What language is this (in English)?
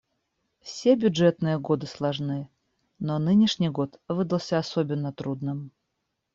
Russian